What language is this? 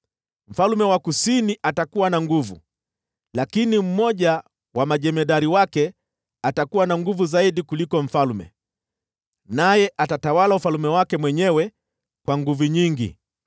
Swahili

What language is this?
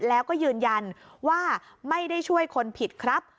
Thai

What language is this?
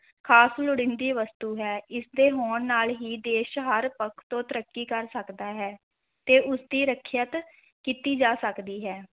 Punjabi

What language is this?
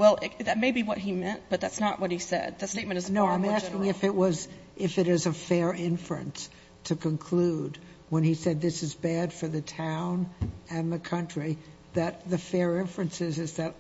English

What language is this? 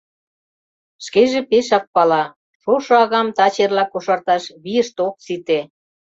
Mari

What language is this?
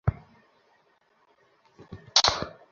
Bangla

